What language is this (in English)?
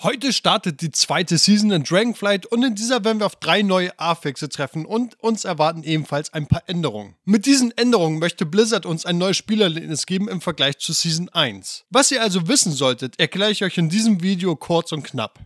German